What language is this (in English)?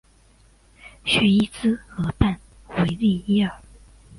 Chinese